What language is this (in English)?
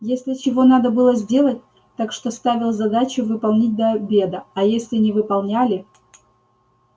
Russian